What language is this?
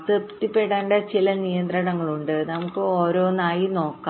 Malayalam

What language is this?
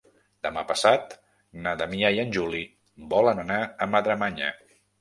Catalan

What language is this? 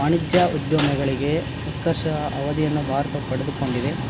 Kannada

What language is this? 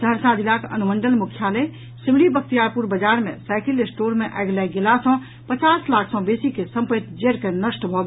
Maithili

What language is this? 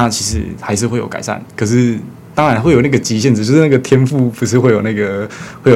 Chinese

